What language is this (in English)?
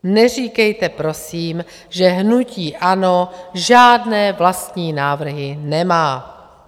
Czech